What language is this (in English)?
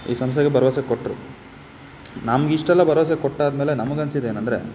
Kannada